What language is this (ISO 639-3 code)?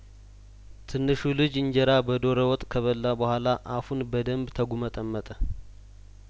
amh